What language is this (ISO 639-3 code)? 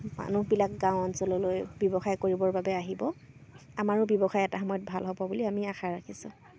asm